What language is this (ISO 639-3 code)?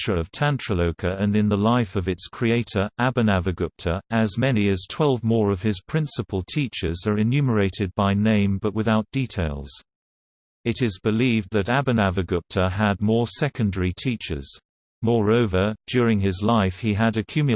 eng